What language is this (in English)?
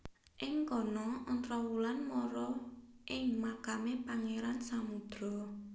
Javanese